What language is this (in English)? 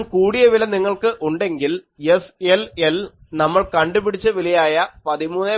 Malayalam